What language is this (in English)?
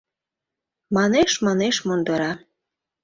Mari